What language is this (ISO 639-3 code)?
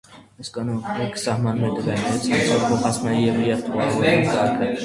hye